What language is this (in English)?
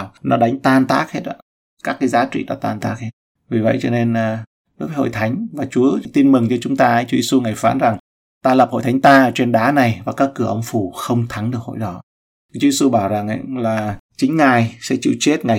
Vietnamese